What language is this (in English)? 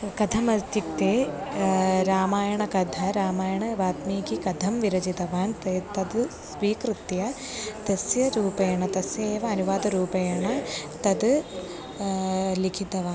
Sanskrit